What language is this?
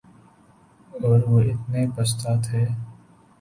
Urdu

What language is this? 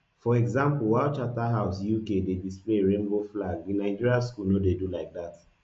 Nigerian Pidgin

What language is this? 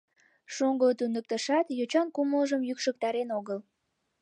Mari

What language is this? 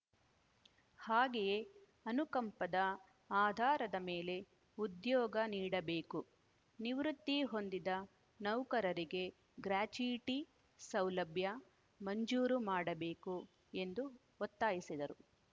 Kannada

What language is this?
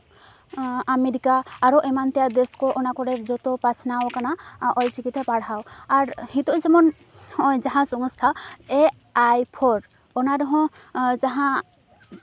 Santali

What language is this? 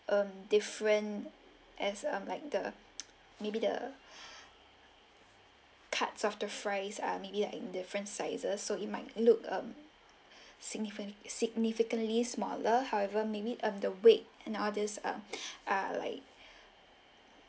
English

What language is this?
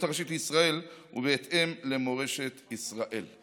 Hebrew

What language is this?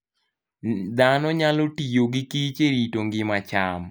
Luo (Kenya and Tanzania)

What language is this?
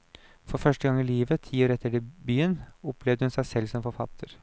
Norwegian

